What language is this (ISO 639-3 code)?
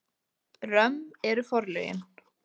isl